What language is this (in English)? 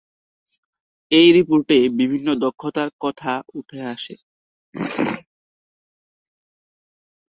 Bangla